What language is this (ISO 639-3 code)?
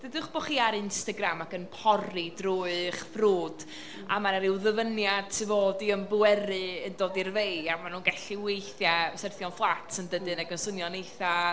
cym